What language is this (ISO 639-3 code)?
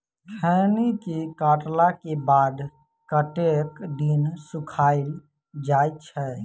mai